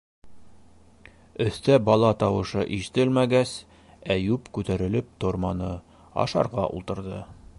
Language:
Bashkir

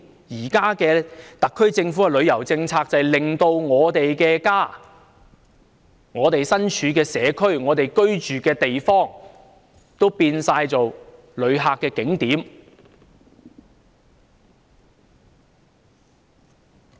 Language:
Cantonese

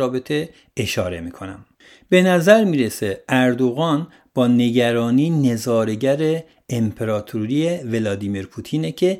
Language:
Persian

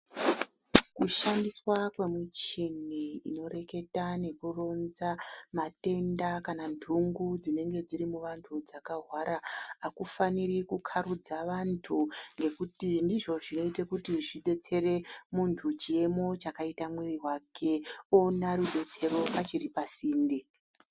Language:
Ndau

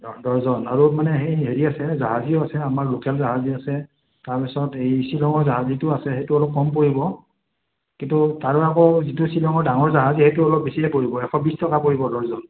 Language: Assamese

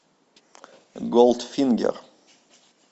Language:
Russian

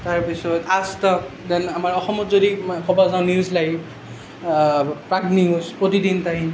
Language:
Assamese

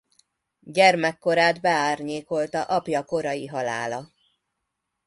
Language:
Hungarian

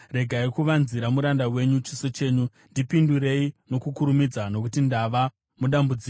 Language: Shona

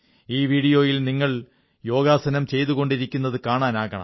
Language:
Malayalam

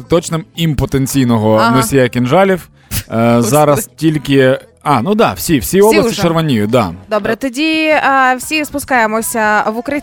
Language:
Ukrainian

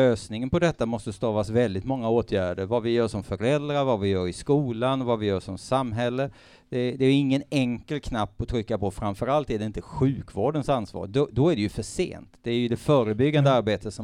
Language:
Swedish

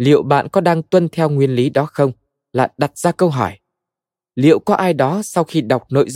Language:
Vietnamese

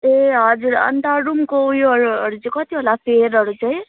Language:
Nepali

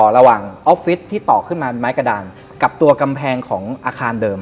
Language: Thai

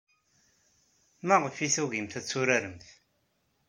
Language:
Kabyle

